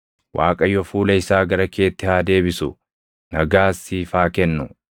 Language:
Oromo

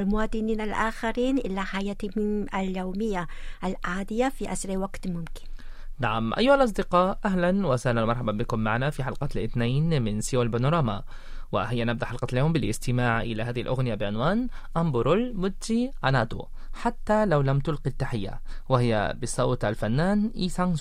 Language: Arabic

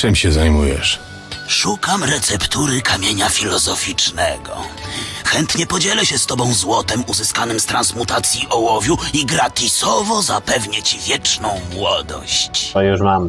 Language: Polish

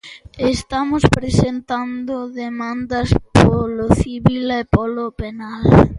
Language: Galician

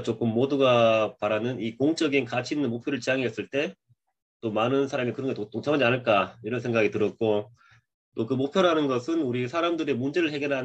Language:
Korean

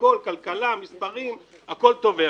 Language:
Hebrew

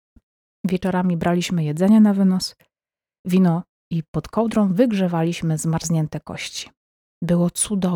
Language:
Polish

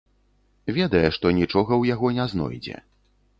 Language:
Belarusian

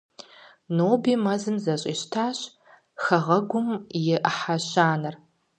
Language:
Kabardian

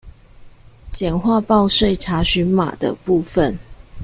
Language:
Chinese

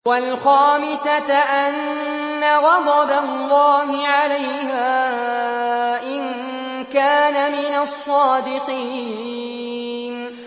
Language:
Arabic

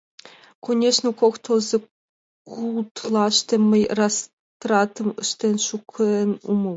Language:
Mari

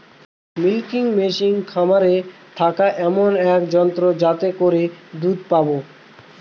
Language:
Bangla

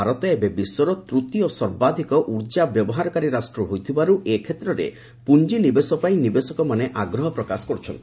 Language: Odia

